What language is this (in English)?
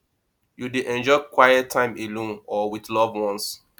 Nigerian Pidgin